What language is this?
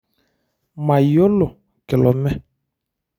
Masai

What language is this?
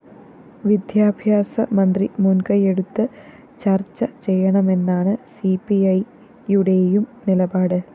Malayalam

